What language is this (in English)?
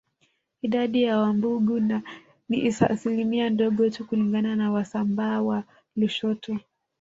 Swahili